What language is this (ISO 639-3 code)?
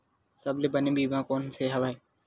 hne